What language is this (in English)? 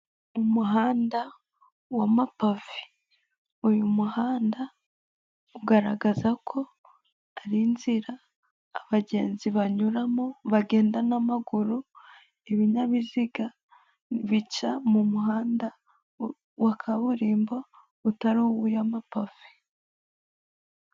Kinyarwanda